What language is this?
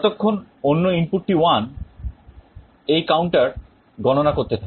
Bangla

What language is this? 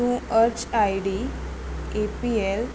Konkani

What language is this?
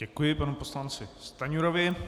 Czech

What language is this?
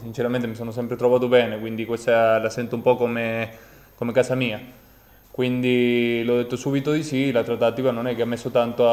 Italian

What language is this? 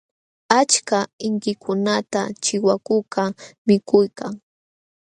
Jauja Wanca Quechua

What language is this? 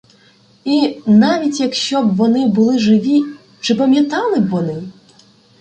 Ukrainian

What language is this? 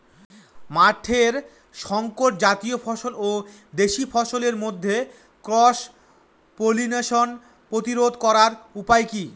Bangla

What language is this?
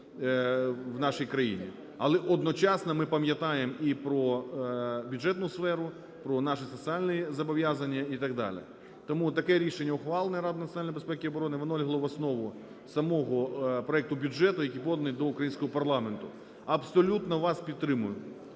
Ukrainian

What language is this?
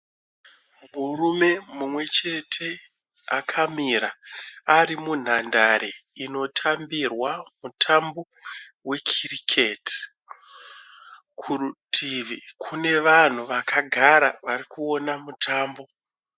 Shona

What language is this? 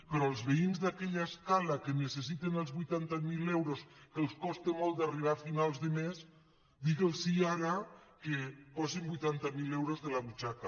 Catalan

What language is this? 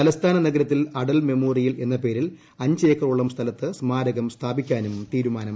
Malayalam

